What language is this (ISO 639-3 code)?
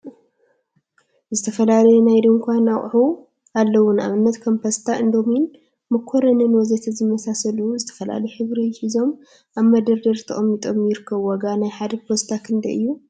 tir